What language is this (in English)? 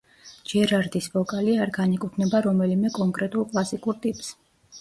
Georgian